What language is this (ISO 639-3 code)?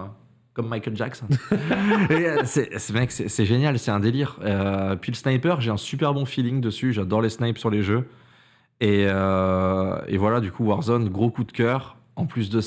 fra